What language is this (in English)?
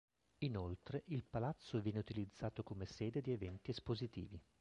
Italian